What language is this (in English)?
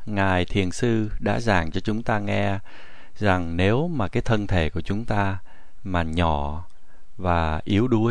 Vietnamese